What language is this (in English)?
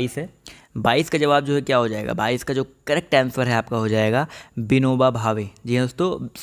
Hindi